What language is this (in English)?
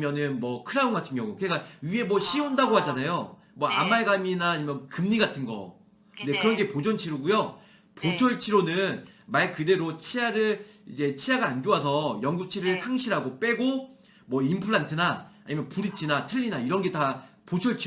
Korean